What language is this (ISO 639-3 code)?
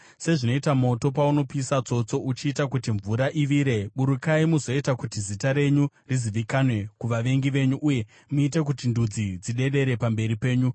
sna